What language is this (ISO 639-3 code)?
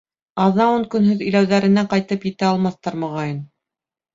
bak